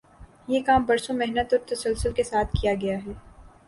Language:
Urdu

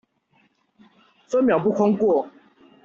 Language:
Chinese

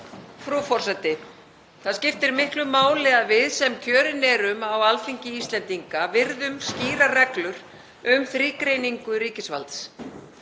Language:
Icelandic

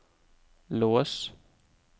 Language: Norwegian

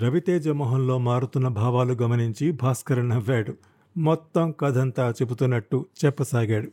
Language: Telugu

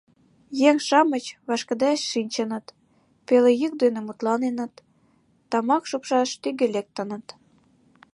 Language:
Mari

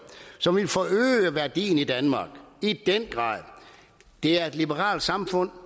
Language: Danish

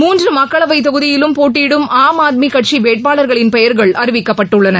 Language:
Tamil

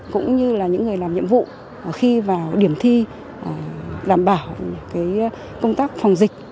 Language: Vietnamese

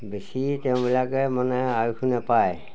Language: Assamese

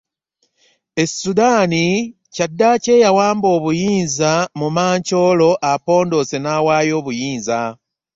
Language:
Ganda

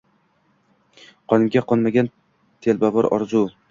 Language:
Uzbek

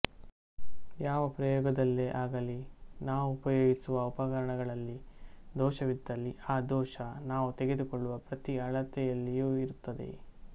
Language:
Kannada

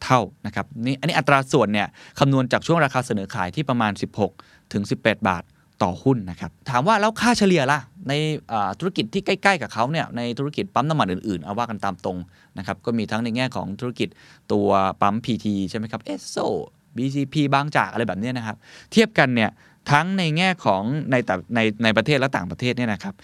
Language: Thai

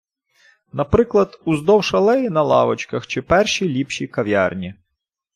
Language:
Ukrainian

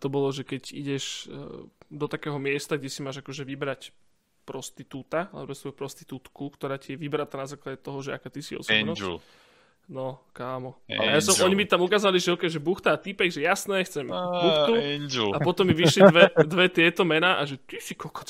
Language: Slovak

